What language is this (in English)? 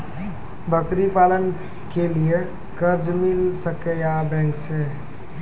Maithili